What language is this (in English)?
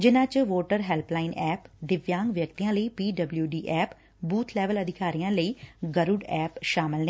Punjabi